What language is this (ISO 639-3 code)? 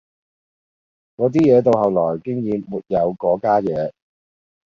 yue